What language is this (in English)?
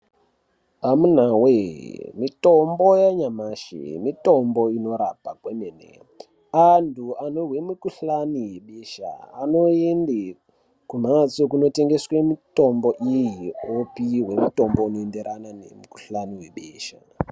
Ndau